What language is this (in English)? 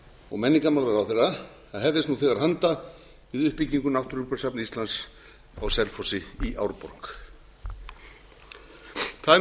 Icelandic